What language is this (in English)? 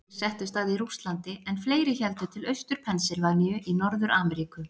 Icelandic